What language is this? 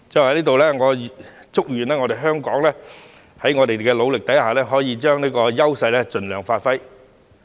Cantonese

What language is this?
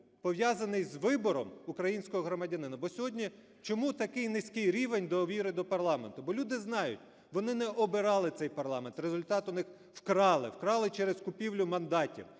Ukrainian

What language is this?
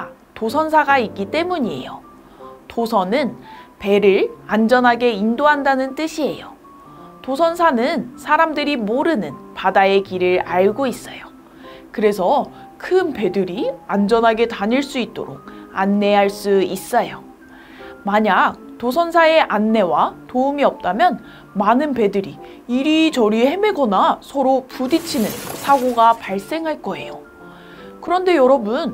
Korean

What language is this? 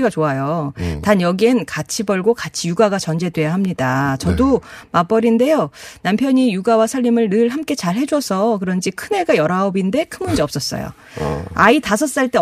Korean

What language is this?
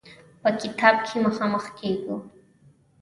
Pashto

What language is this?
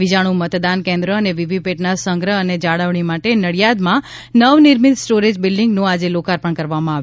Gujarati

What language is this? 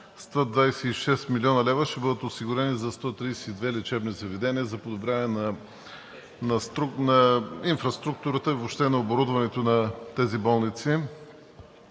Bulgarian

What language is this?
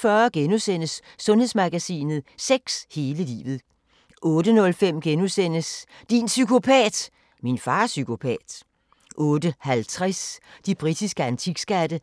Danish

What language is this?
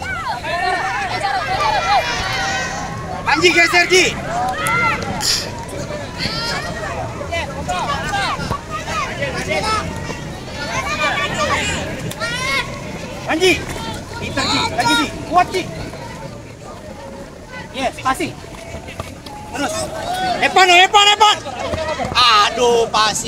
Indonesian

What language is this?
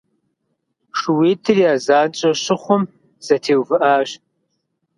Kabardian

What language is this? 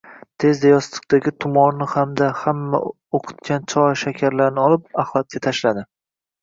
Uzbek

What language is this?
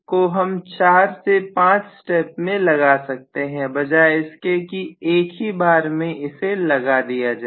Hindi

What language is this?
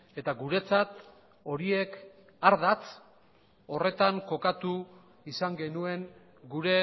Basque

